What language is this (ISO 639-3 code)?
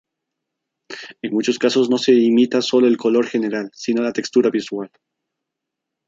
spa